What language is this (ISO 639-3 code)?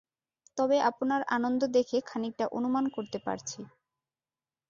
ben